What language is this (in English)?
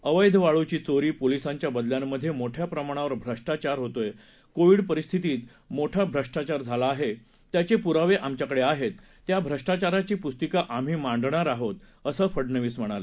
Marathi